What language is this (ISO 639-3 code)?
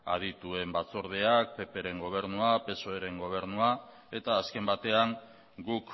eus